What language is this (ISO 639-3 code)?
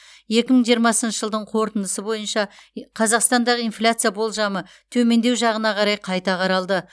kaz